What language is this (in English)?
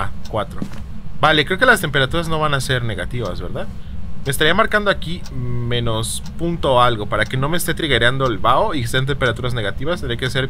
Spanish